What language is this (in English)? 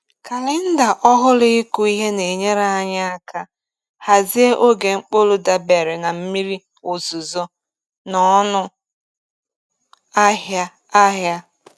Igbo